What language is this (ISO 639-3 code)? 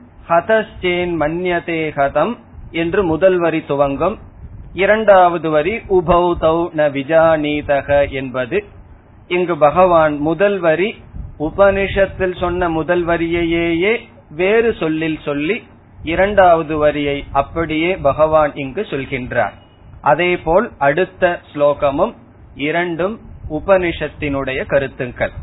tam